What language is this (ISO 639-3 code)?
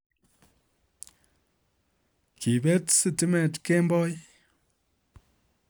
kln